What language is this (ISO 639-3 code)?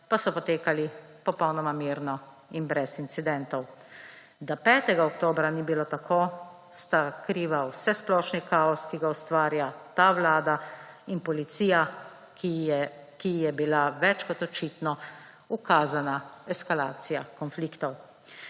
slv